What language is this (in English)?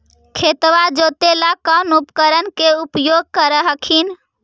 Magahi